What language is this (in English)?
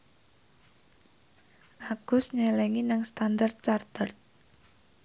Javanese